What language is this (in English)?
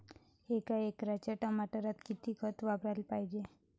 Marathi